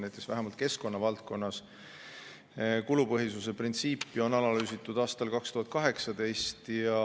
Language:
Estonian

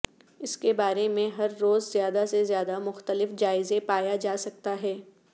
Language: Urdu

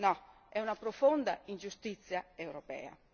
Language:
Italian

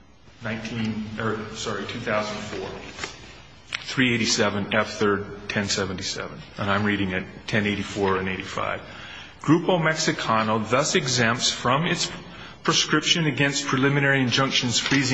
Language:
English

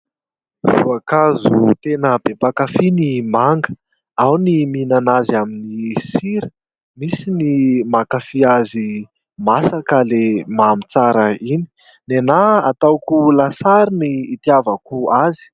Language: Malagasy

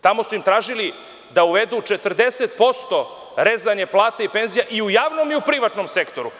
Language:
Serbian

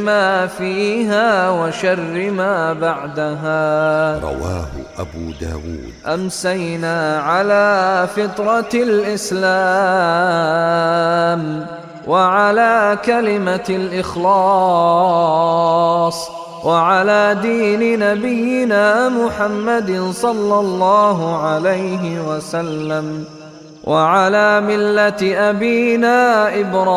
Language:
Arabic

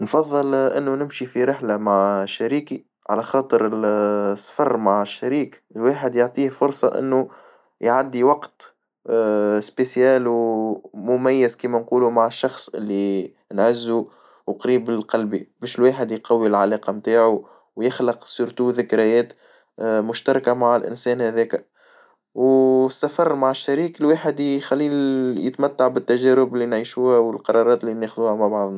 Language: Tunisian Arabic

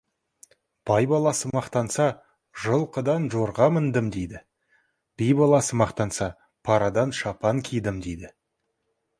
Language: Kazakh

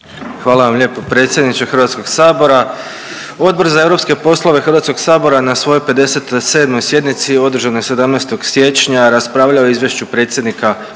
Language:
Croatian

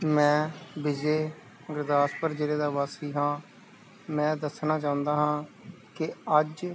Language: Punjabi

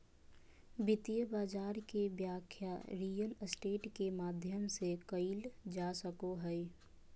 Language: Magahi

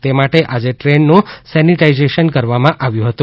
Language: Gujarati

